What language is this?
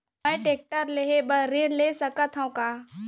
Chhattisgarhi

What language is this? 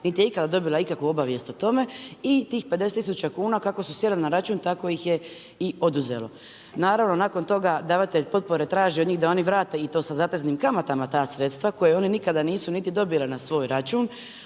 Croatian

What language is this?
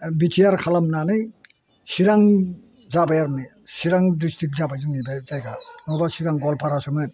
Bodo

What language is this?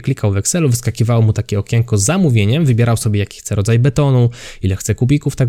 Polish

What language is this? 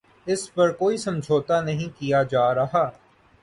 Urdu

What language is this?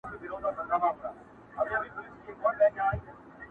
Pashto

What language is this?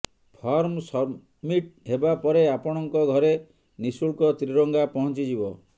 Odia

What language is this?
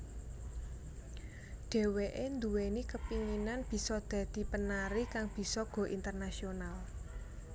Javanese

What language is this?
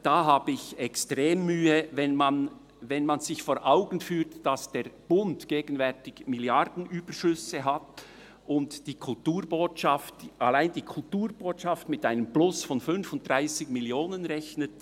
Swiss German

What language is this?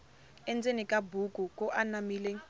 Tsonga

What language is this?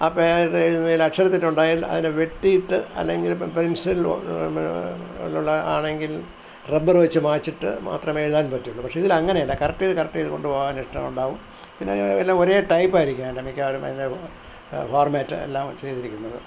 Malayalam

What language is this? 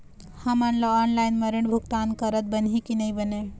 Chhattisgarhi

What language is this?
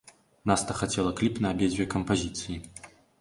Belarusian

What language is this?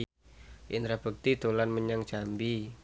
Javanese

